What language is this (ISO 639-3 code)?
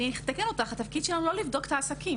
heb